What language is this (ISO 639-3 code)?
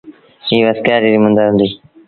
sbn